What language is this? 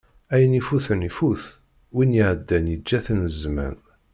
Kabyle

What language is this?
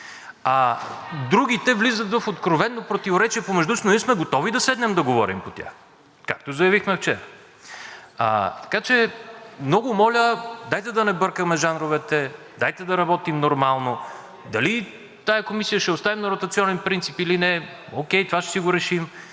Bulgarian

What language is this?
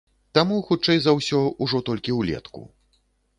Belarusian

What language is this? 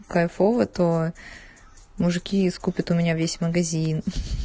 Russian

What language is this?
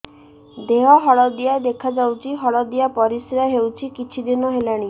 Odia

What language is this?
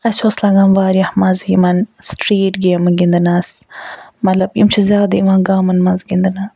Kashmiri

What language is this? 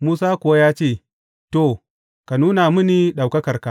Hausa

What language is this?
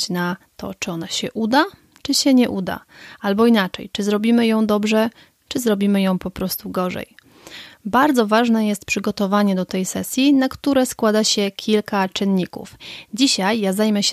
Polish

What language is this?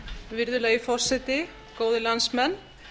Icelandic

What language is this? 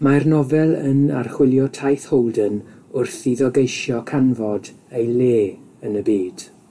Welsh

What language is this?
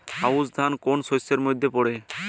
Bangla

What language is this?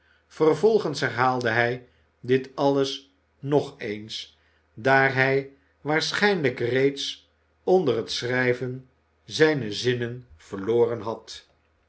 Dutch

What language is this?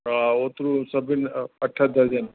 Sindhi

